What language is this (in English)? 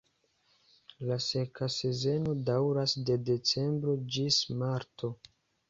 Esperanto